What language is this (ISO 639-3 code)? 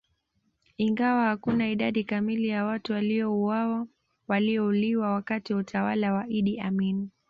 swa